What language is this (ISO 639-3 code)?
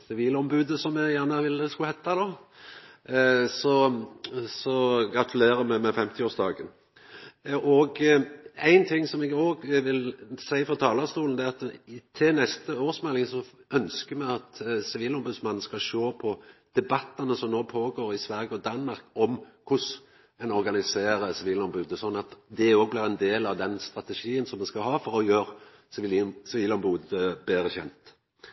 nno